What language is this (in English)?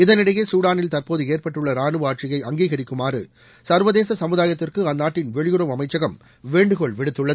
Tamil